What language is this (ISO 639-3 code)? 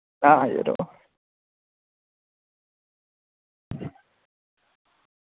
doi